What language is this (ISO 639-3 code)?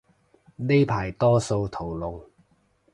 yue